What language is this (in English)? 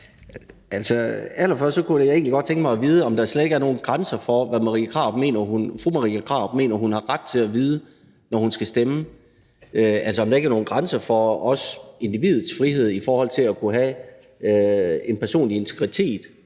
Danish